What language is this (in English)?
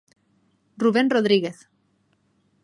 Galician